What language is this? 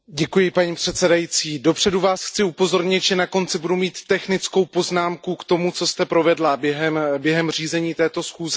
Czech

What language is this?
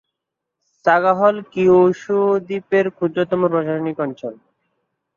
Bangla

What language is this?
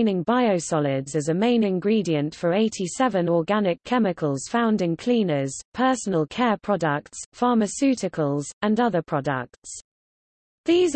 English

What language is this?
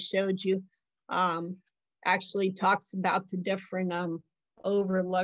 English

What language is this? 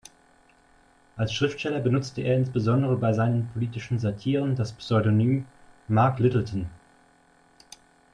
German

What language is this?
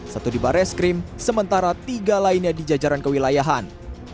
Indonesian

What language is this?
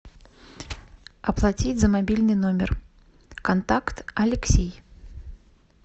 Russian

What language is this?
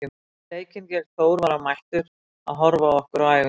Icelandic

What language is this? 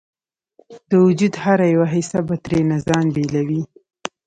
Pashto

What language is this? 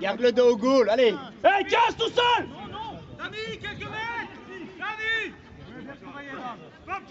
French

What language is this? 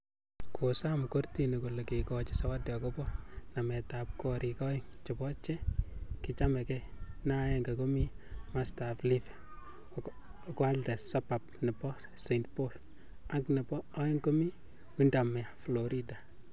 Kalenjin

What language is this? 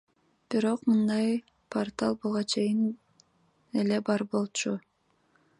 Kyrgyz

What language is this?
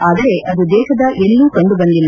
Kannada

